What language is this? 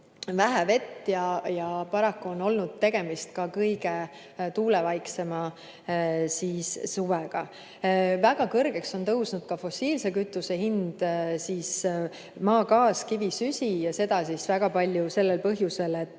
Estonian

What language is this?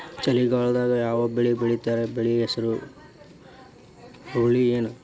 Kannada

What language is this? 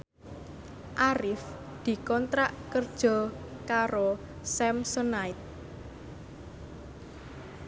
Javanese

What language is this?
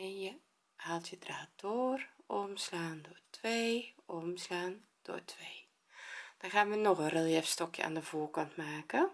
Dutch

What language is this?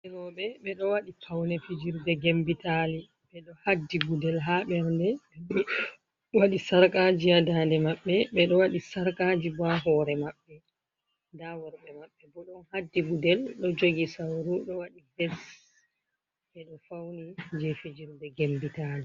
Fula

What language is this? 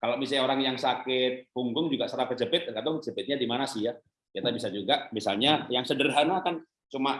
Indonesian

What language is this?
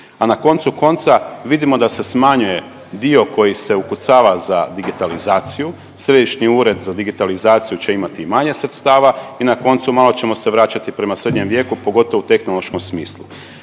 Croatian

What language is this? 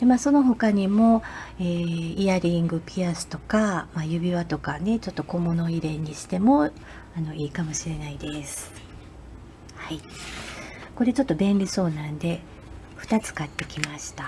Japanese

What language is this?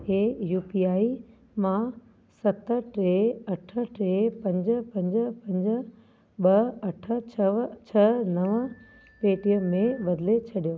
Sindhi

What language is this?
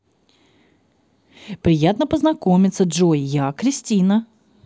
Russian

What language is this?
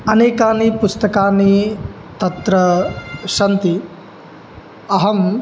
Sanskrit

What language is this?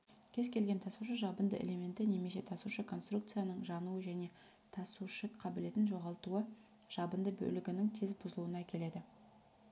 Kazakh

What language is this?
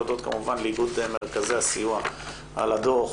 Hebrew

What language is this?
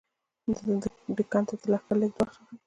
Pashto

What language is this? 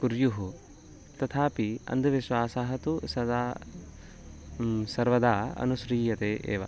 Sanskrit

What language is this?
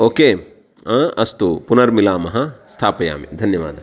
Sanskrit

